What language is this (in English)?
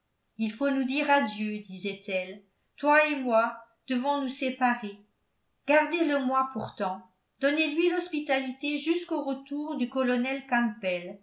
French